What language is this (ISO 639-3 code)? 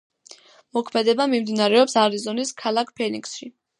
kat